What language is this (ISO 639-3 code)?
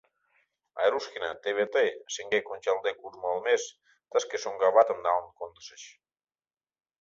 chm